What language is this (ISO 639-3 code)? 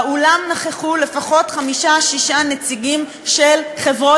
heb